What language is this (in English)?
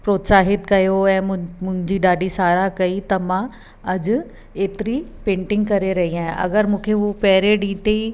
Sindhi